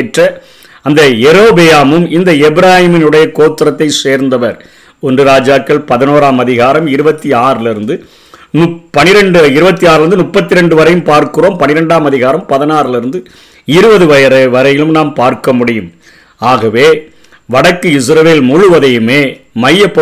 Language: Tamil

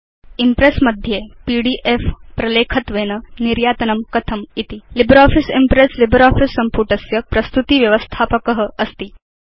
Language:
Sanskrit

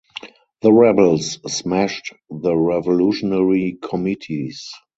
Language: English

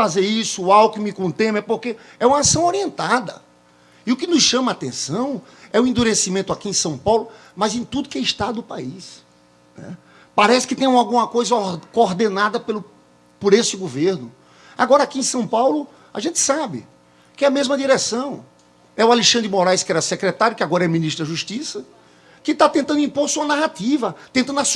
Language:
Portuguese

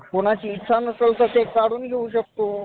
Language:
Marathi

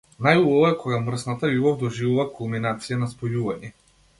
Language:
Macedonian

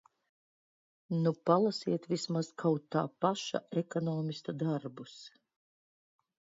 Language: Latvian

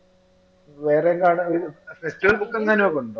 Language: Malayalam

